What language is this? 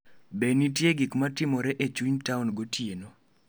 Luo (Kenya and Tanzania)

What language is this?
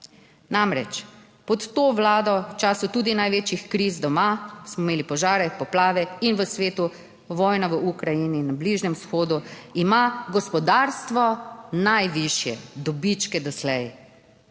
Slovenian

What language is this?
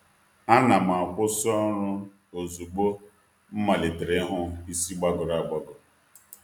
Igbo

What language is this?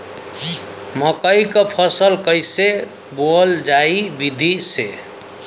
Bhojpuri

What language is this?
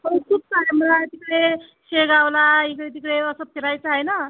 Marathi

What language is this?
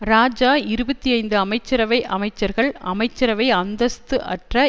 Tamil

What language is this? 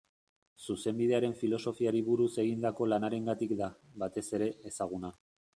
Basque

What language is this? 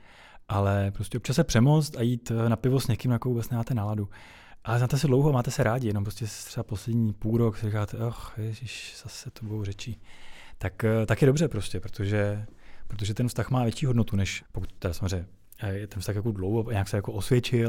Czech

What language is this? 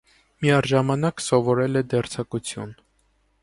Armenian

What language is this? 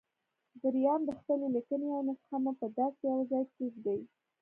Pashto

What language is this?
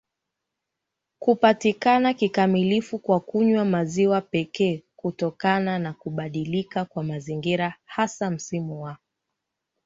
Swahili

